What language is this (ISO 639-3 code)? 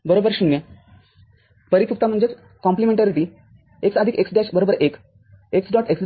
mar